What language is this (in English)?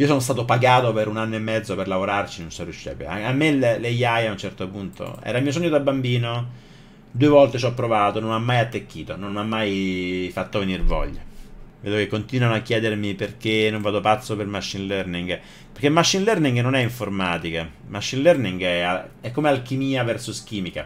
Italian